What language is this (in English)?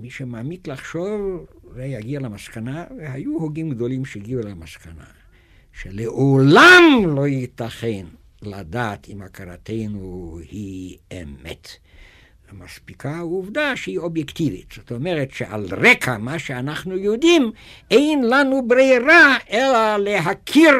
Hebrew